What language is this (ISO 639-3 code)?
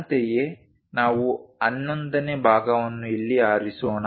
kan